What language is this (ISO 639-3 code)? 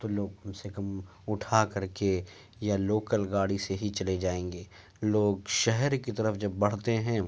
urd